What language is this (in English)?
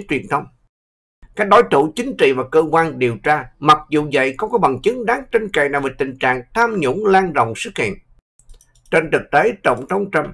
Vietnamese